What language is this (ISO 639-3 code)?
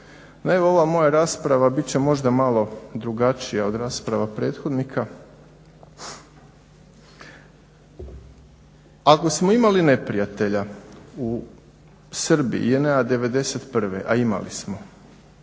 hrv